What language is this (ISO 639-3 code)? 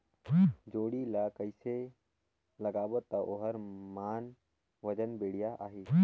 hne